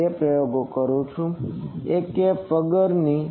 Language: Gujarati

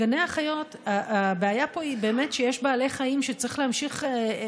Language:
Hebrew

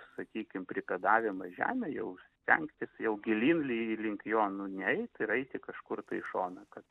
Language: Lithuanian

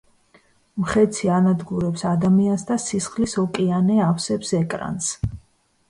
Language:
Georgian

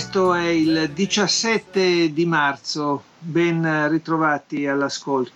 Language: Italian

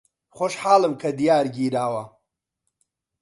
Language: Central Kurdish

